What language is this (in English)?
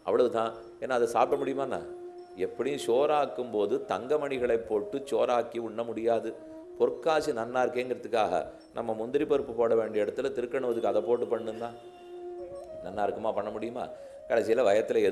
Romanian